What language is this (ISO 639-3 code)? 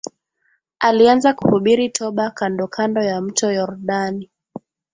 swa